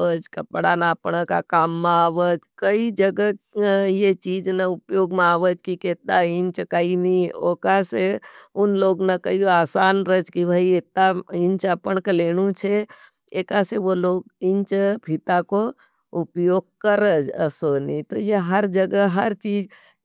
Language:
Nimadi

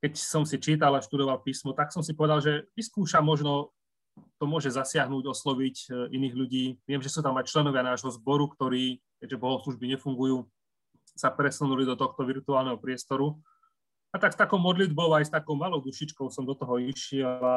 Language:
Slovak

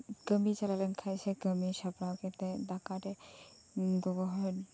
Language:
Santali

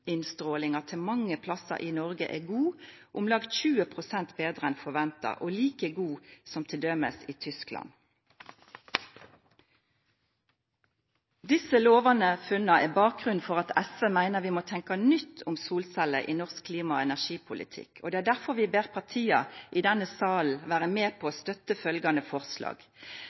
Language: Norwegian Nynorsk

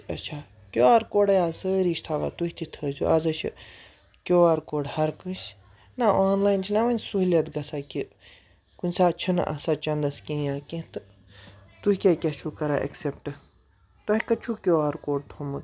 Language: Kashmiri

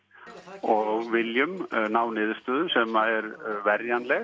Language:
Icelandic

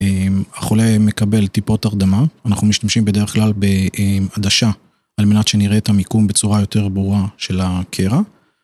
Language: Hebrew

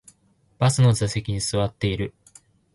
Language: Japanese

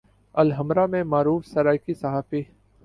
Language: Urdu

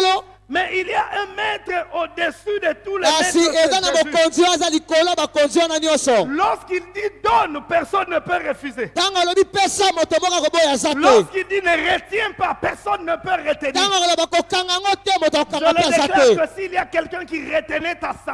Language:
French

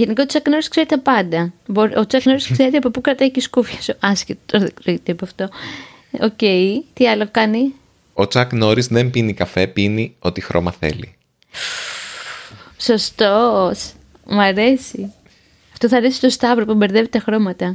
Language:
Greek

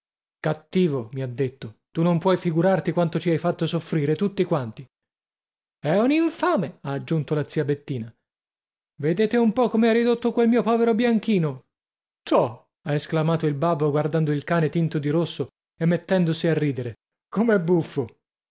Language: Italian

